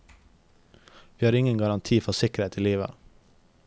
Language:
Norwegian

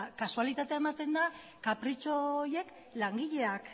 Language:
Basque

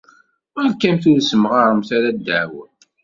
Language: Kabyle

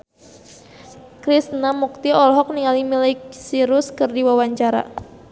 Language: Sundanese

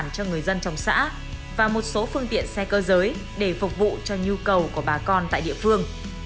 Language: Vietnamese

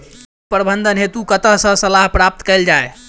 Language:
Maithili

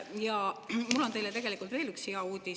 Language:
Estonian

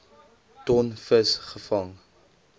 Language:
Afrikaans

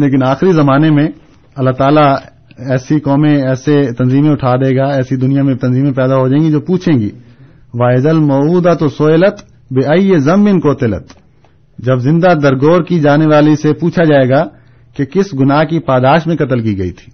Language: Urdu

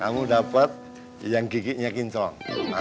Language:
Indonesian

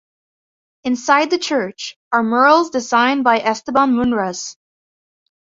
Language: English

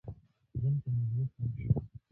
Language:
Pashto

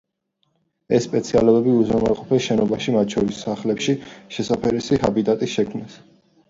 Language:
Georgian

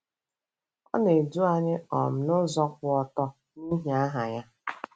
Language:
Igbo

